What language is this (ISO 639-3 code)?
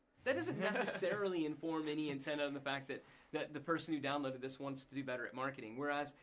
eng